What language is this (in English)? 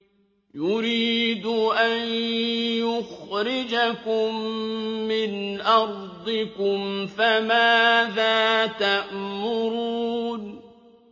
Arabic